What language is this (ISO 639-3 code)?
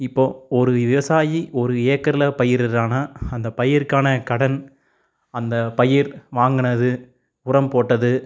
tam